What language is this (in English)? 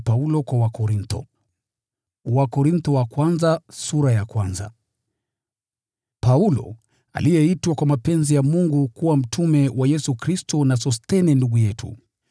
Swahili